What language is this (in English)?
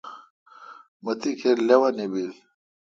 Kalkoti